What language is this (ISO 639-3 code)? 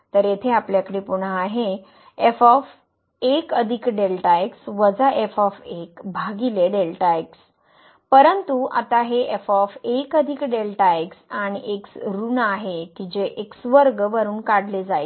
mar